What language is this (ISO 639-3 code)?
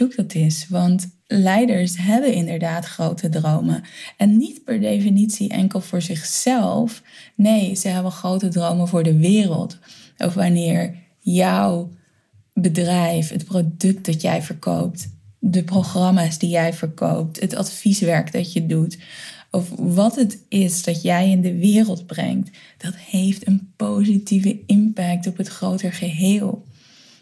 nld